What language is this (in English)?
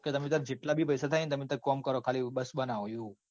Gujarati